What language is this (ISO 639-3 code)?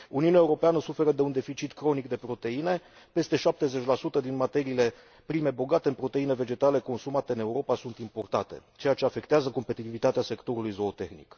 ron